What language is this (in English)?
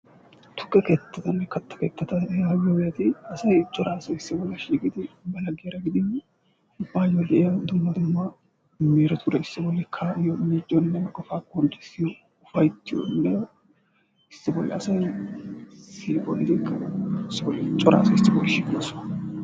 Wolaytta